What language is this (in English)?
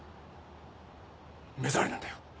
Japanese